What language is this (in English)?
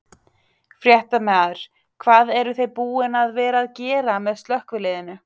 Icelandic